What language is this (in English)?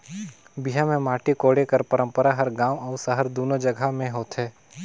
Chhattisgarhi